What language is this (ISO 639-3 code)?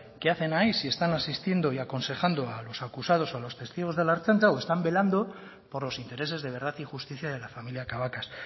spa